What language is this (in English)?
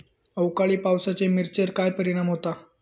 Marathi